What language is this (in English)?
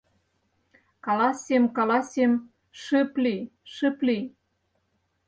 Mari